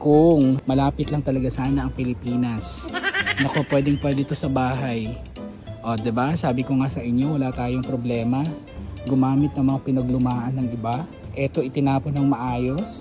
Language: Filipino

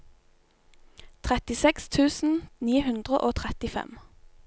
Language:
Norwegian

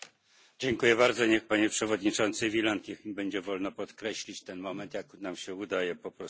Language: Polish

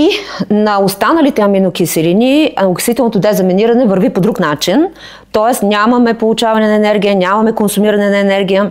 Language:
Bulgarian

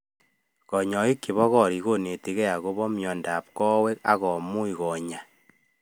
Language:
Kalenjin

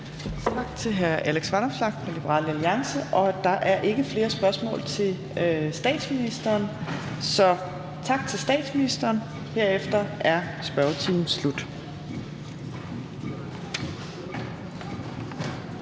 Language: Danish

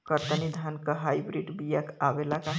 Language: Bhojpuri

